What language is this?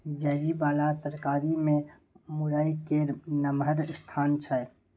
Maithili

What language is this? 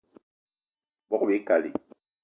Eton (Cameroon)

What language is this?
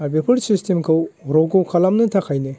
Bodo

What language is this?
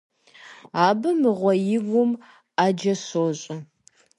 Kabardian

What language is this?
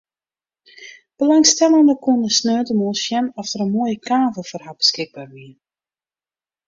Western Frisian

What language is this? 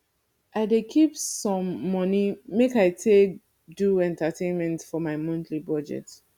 Nigerian Pidgin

